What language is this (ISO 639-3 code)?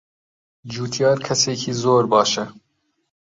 ckb